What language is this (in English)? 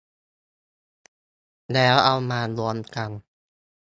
Thai